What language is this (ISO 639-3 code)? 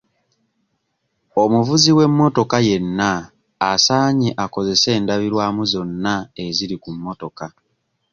lug